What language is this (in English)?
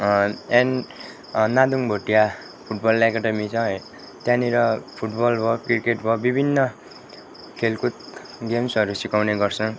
Nepali